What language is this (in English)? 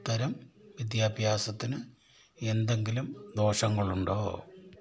Malayalam